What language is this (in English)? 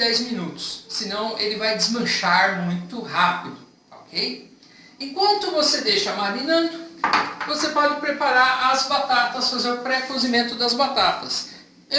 Portuguese